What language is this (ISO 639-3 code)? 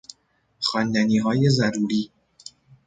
fas